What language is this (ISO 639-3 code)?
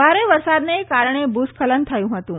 guj